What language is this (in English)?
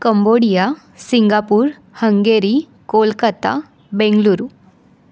Marathi